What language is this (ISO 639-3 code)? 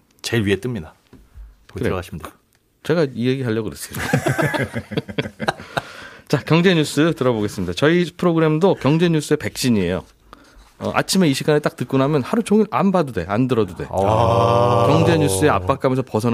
kor